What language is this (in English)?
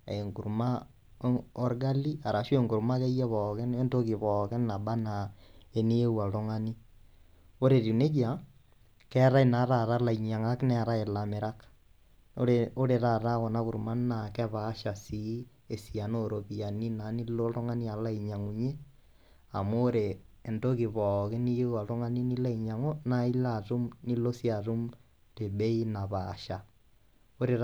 Masai